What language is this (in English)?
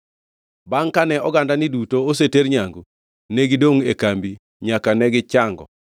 Luo (Kenya and Tanzania)